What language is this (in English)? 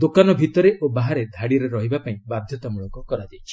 Odia